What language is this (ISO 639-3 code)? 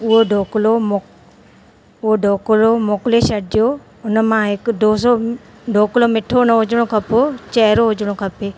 snd